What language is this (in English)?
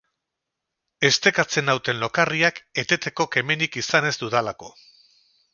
Basque